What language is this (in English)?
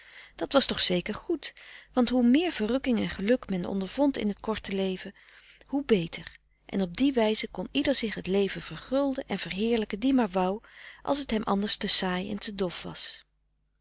Dutch